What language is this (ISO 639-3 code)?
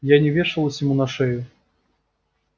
rus